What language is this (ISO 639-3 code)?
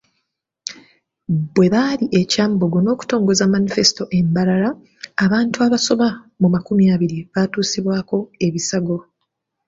lug